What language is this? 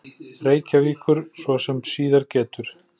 Icelandic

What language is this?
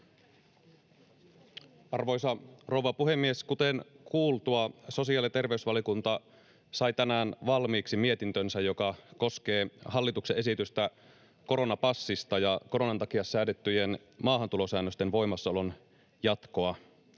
Finnish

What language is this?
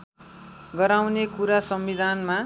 Nepali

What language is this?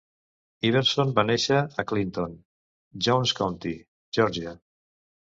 Catalan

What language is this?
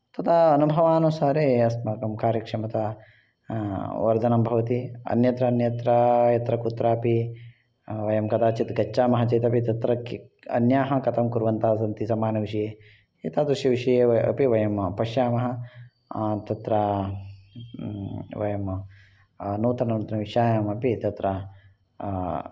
Sanskrit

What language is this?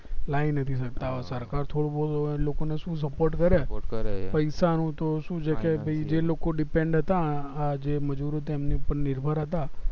Gujarati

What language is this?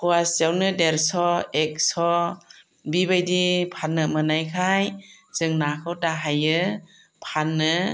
Bodo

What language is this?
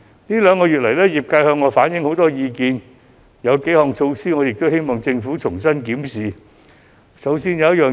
Cantonese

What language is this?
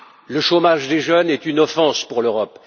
French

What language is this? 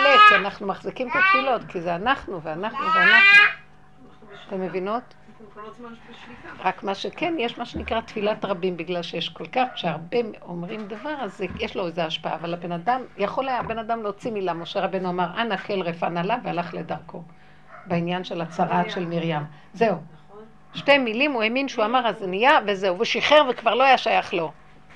Hebrew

